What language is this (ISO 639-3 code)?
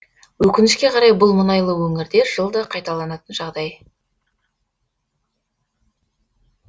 kaz